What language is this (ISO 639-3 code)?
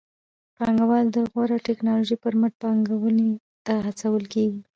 pus